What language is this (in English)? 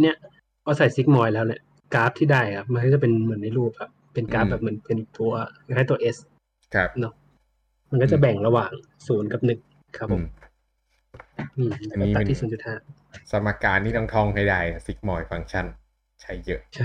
Thai